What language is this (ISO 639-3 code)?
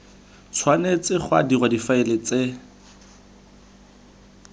tsn